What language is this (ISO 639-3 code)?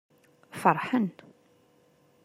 kab